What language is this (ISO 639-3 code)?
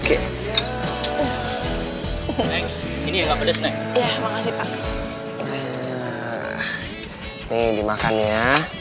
ind